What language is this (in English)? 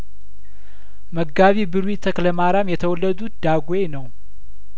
Amharic